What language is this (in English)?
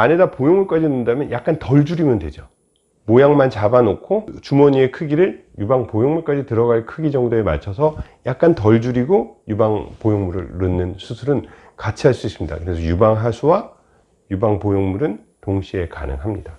Korean